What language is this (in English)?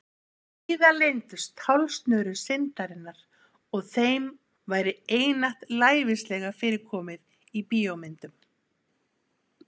Icelandic